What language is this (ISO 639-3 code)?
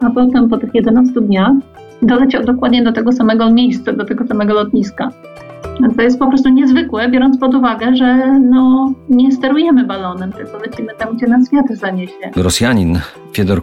pol